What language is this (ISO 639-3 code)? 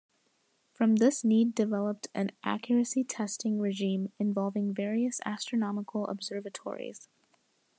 eng